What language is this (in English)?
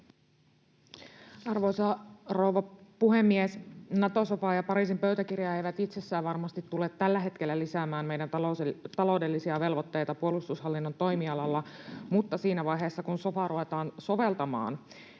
Finnish